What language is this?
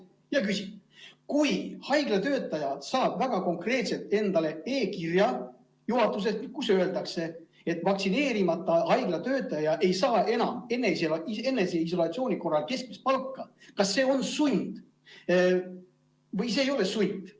Estonian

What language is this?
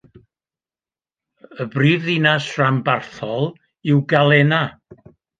Welsh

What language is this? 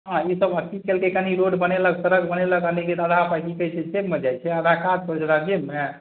Maithili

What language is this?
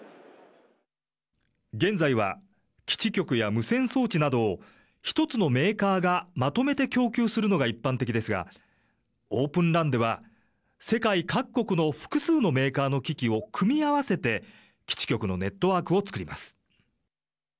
Japanese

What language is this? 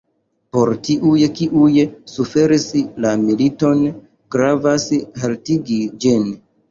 Esperanto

